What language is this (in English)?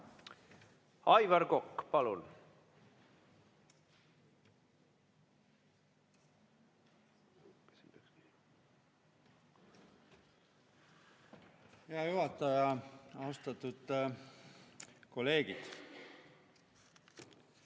Estonian